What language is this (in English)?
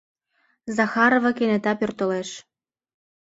Mari